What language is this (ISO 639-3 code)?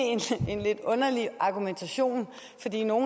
dan